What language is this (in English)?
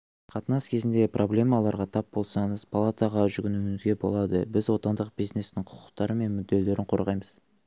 Kazakh